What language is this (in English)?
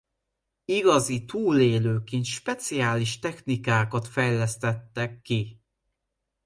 Hungarian